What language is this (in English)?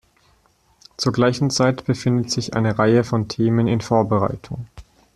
German